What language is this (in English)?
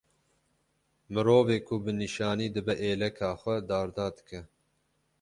Kurdish